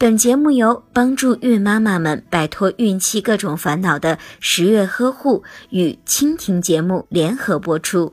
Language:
Chinese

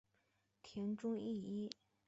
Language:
Chinese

